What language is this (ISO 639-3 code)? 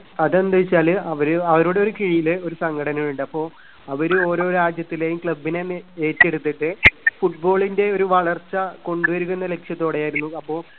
mal